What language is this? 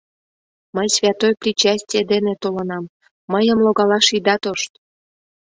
Mari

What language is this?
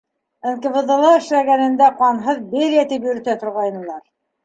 Bashkir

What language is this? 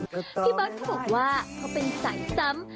Thai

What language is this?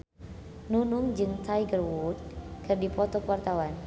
Sundanese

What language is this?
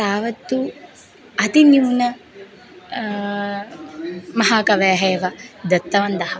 Sanskrit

